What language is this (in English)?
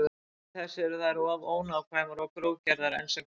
Icelandic